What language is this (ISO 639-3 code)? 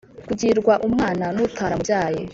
kin